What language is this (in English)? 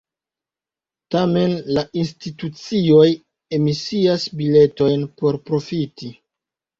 Esperanto